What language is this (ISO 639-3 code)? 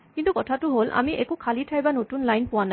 asm